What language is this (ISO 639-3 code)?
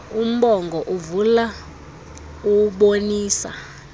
xho